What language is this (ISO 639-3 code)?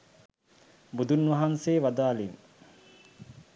sin